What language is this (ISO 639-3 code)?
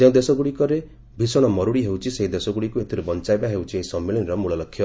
ori